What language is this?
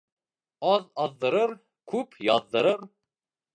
Bashkir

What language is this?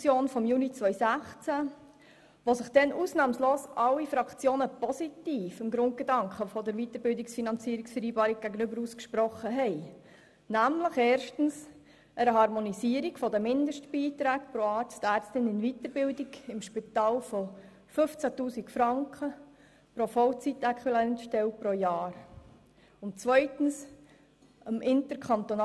Swiss German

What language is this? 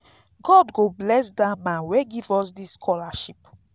Nigerian Pidgin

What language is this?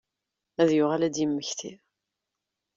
Kabyle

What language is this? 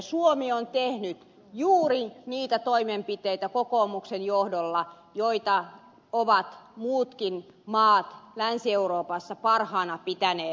Finnish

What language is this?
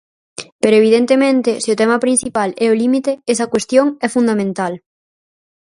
Galician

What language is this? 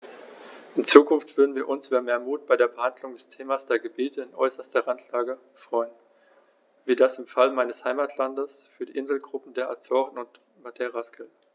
German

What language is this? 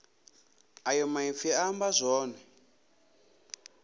Venda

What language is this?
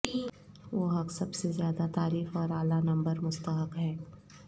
Urdu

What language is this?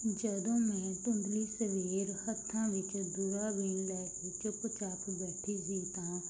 Punjabi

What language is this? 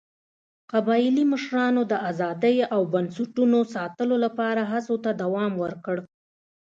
Pashto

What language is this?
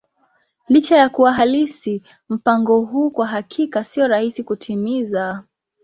Swahili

